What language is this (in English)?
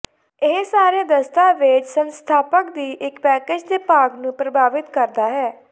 Punjabi